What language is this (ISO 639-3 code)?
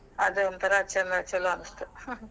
kan